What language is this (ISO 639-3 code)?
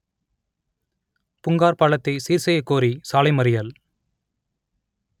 tam